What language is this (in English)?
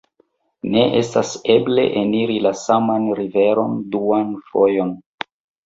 Esperanto